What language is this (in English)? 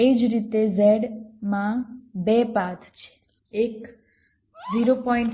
Gujarati